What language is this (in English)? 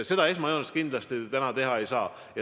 Estonian